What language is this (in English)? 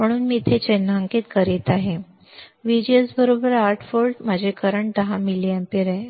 Marathi